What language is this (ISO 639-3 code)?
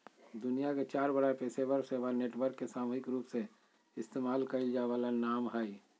mag